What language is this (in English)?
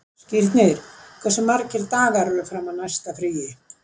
Icelandic